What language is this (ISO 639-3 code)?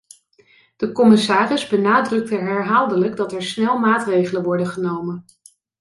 nld